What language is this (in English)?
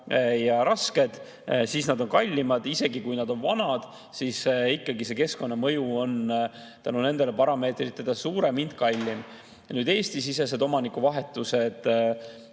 Estonian